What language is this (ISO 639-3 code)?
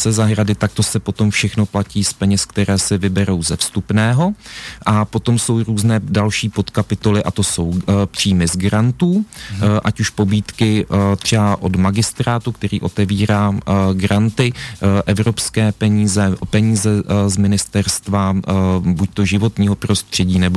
ces